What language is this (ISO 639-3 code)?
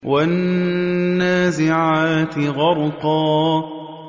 ara